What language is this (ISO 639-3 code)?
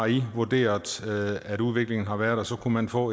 dan